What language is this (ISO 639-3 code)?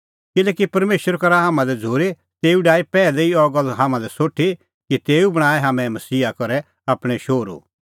kfx